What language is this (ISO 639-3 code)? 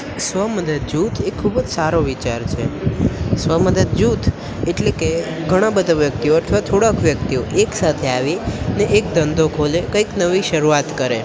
guj